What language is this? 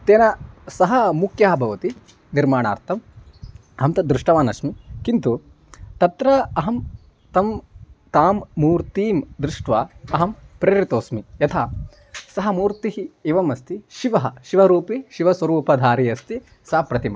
Sanskrit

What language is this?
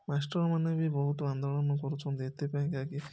Odia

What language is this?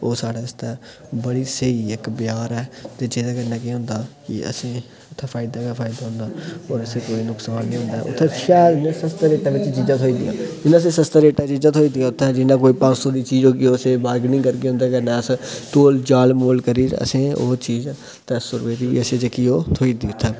Dogri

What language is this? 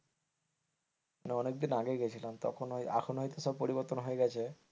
Bangla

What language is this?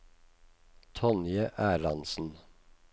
Norwegian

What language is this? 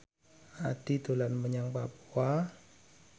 Javanese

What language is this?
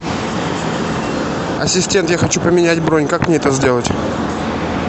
Russian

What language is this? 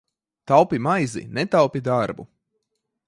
Latvian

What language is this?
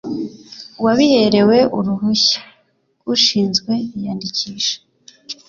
Kinyarwanda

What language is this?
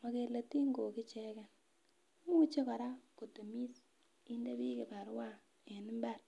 Kalenjin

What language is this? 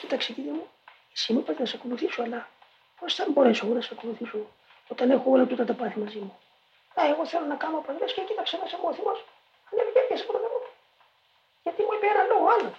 Greek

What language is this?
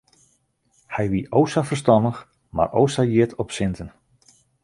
Western Frisian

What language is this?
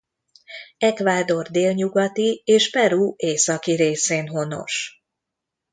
Hungarian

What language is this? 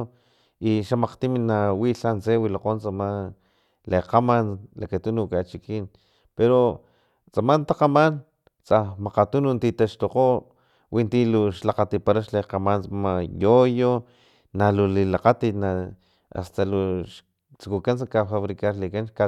Filomena Mata-Coahuitlán Totonac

